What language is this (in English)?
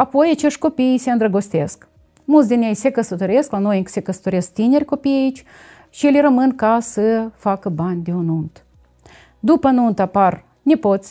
Romanian